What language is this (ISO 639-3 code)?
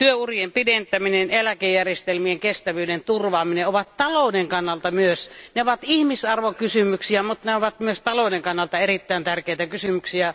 fin